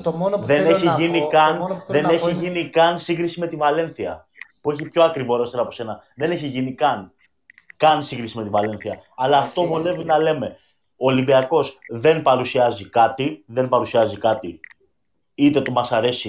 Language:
Greek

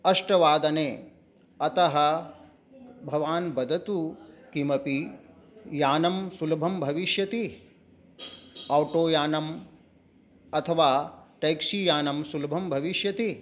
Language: Sanskrit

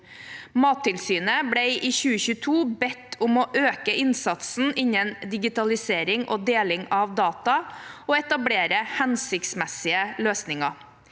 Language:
Norwegian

